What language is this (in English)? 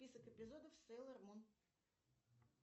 Russian